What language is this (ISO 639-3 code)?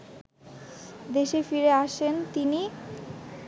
ben